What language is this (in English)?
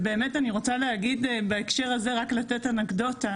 Hebrew